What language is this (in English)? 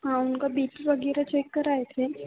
Hindi